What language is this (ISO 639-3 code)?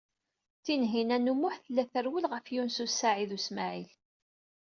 kab